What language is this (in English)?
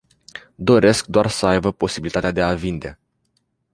Romanian